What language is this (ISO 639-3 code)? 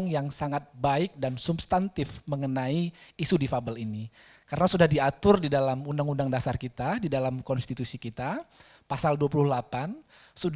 ind